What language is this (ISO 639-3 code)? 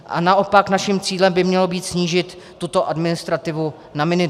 ces